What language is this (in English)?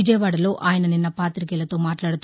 Telugu